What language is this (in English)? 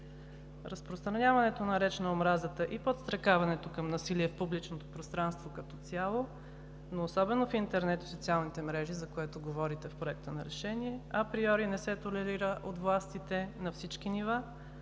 Bulgarian